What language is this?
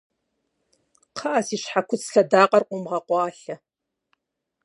Kabardian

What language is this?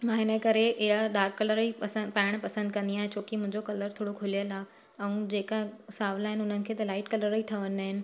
Sindhi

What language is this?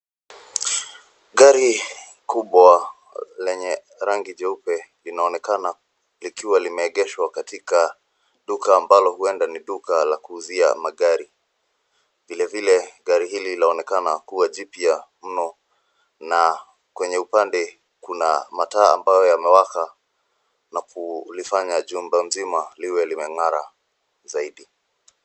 Swahili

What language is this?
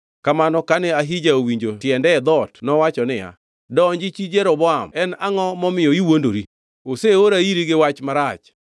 Luo (Kenya and Tanzania)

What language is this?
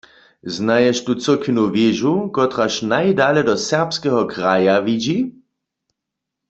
Upper Sorbian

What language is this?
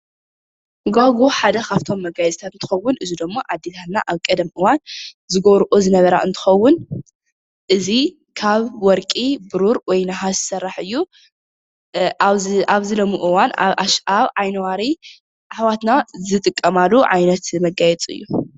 Tigrinya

